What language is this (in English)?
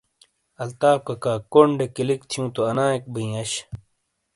Shina